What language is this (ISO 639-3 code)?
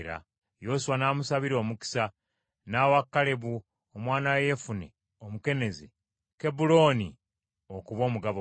lug